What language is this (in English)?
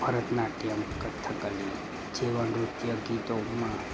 Gujarati